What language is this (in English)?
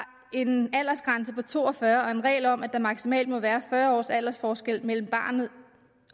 Danish